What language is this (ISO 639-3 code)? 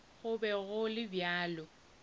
nso